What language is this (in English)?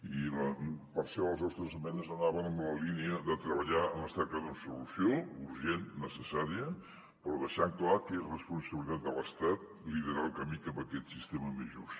Catalan